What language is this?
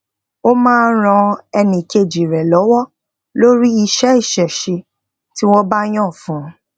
Yoruba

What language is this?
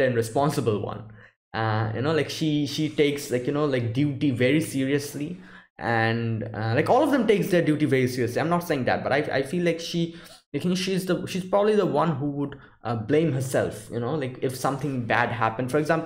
English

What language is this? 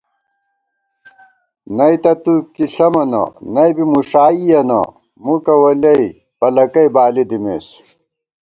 Gawar-Bati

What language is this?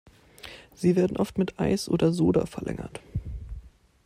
German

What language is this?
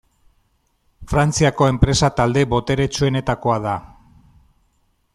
Basque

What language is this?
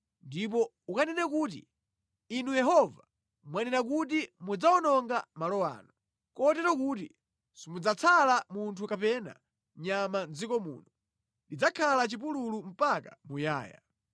Nyanja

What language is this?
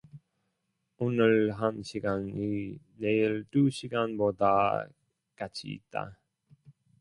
Korean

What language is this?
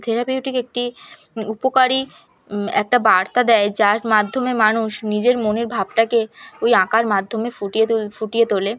Bangla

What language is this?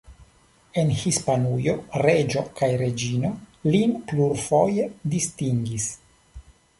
Esperanto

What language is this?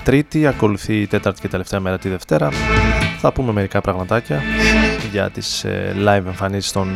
Greek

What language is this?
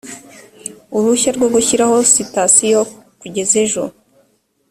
Kinyarwanda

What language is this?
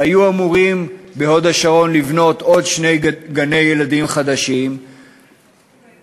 Hebrew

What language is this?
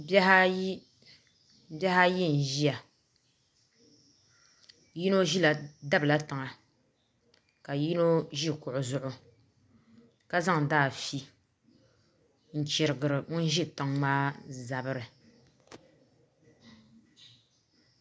Dagbani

